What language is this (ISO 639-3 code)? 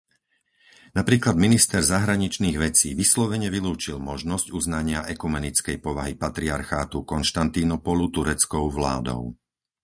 slk